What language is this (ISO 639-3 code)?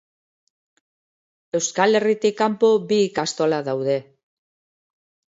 eus